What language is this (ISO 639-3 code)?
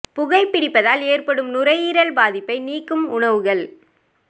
tam